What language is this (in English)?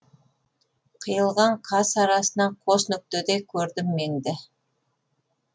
Kazakh